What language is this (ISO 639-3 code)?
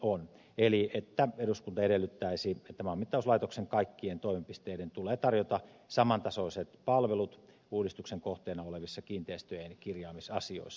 fin